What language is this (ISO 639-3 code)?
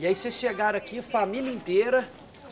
por